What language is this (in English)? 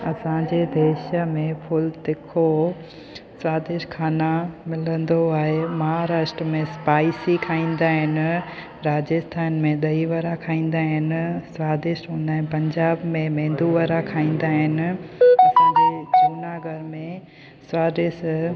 Sindhi